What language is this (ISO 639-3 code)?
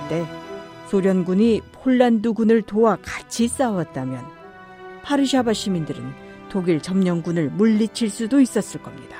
kor